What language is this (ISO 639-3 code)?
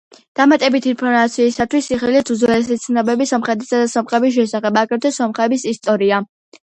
kat